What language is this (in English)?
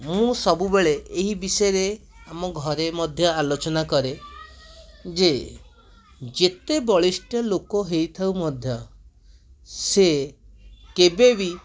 Odia